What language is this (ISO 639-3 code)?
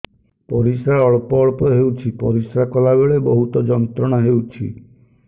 ori